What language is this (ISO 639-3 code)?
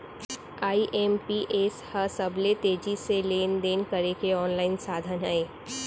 hne